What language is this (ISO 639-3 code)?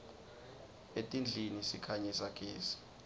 ssw